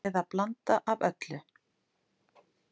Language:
Icelandic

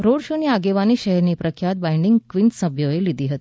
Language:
Gujarati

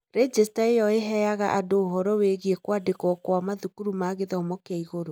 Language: Kikuyu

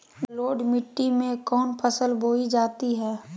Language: Magahi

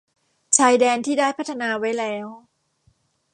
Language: Thai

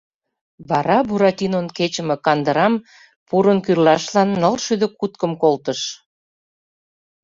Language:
Mari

